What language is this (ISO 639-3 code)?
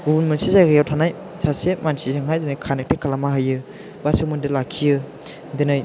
brx